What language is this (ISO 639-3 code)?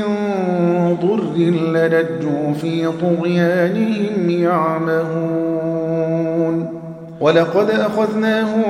ara